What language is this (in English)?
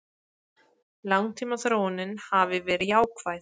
Icelandic